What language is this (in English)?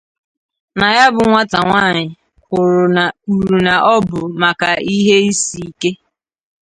Igbo